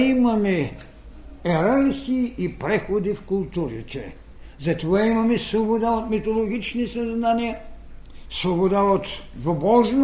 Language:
Bulgarian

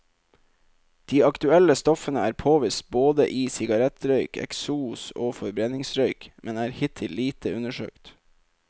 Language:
Norwegian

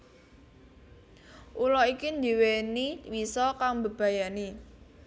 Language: Javanese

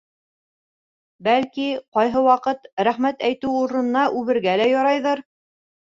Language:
Bashkir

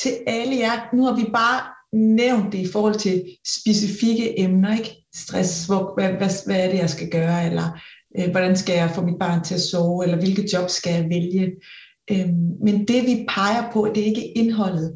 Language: Danish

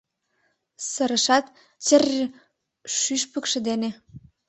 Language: Mari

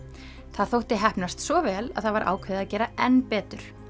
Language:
Icelandic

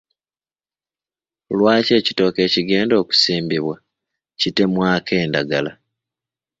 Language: Ganda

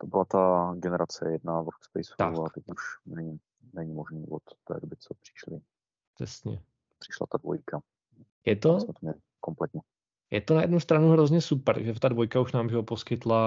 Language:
Czech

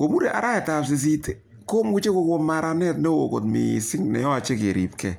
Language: Kalenjin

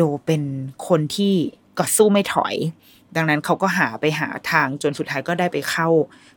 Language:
Thai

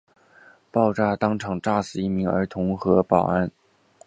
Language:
Chinese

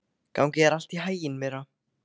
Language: Icelandic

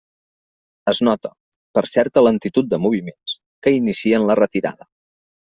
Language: Catalan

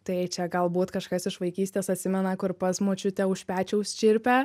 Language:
Lithuanian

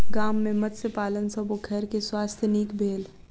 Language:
Maithili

